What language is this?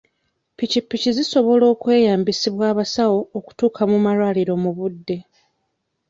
Ganda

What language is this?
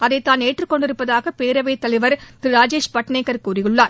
Tamil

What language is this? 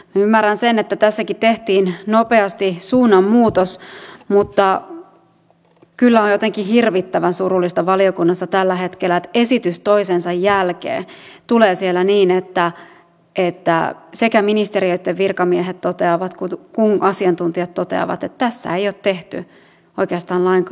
Finnish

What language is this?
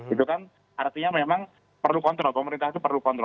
Indonesian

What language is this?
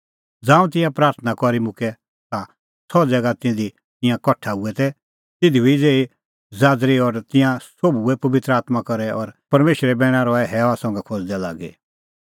Kullu Pahari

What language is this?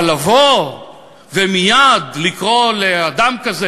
Hebrew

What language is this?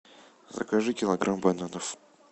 Russian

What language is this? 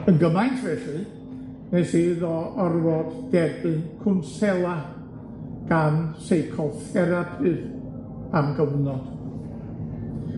Welsh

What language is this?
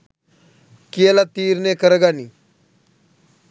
Sinhala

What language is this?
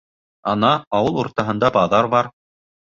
Bashkir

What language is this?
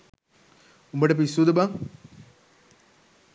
Sinhala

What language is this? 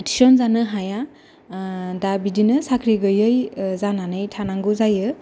Bodo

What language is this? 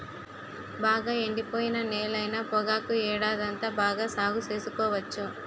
Telugu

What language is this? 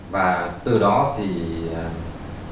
Vietnamese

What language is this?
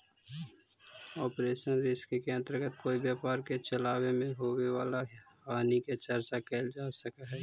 Magahi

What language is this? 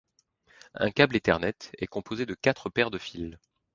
French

